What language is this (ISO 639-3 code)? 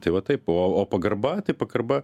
lit